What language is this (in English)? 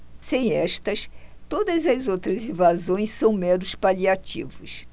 Portuguese